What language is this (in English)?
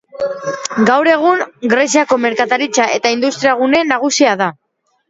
Basque